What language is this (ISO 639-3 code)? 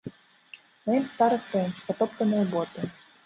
bel